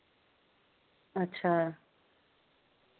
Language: Dogri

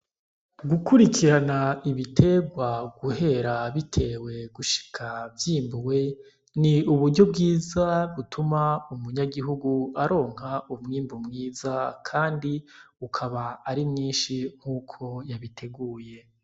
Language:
Rundi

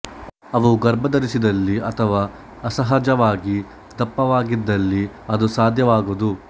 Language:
Kannada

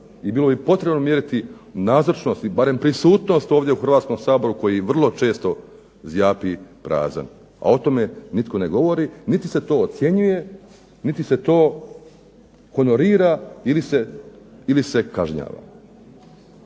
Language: Croatian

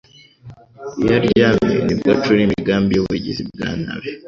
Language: Kinyarwanda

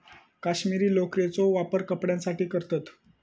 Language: Marathi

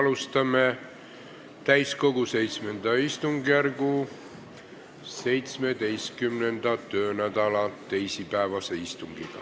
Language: Estonian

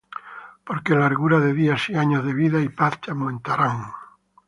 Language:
Spanish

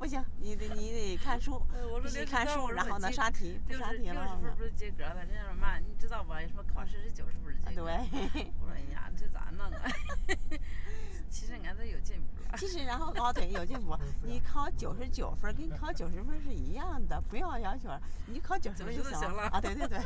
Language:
Chinese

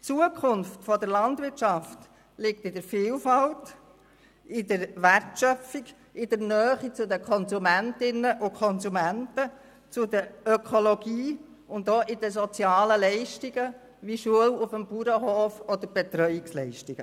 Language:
Swiss German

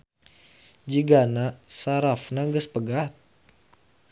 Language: Sundanese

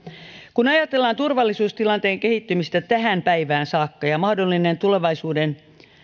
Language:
Finnish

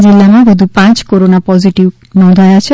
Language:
Gujarati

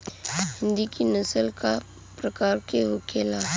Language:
Bhojpuri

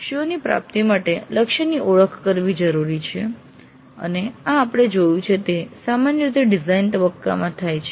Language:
Gujarati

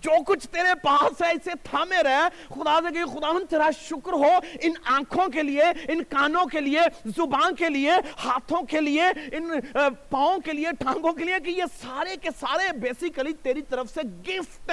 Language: Urdu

